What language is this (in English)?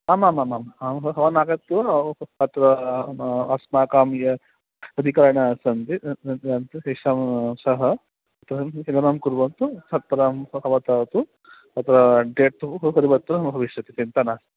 Sanskrit